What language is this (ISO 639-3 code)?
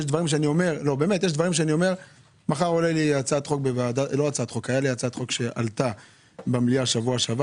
heb